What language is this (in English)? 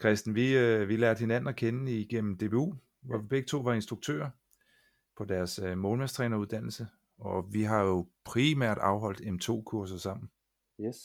Danish